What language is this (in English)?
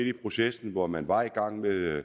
Danish